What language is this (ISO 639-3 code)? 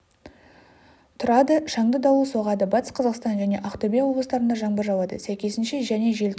kaz